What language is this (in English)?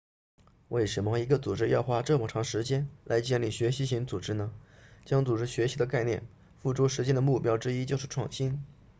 Chinese